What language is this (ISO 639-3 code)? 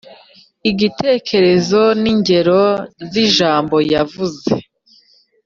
kin